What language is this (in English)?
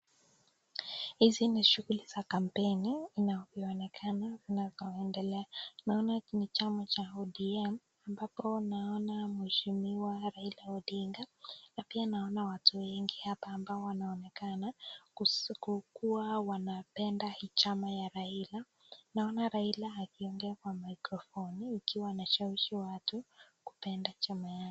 Swahili